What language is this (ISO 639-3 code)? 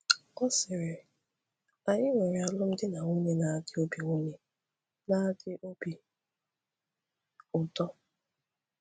ibo